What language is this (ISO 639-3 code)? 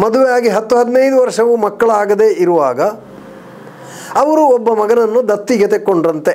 kan